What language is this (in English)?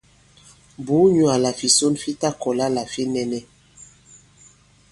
Bankon